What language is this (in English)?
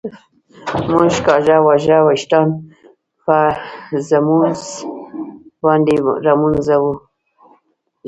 Pashto